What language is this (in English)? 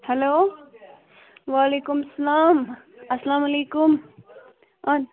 Kashmiri